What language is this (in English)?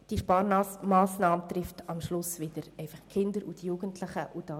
Swiss German